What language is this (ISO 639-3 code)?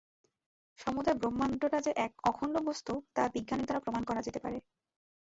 ben